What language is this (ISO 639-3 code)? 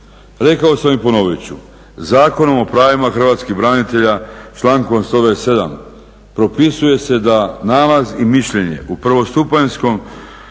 hrv